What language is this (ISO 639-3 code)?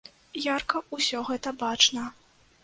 bel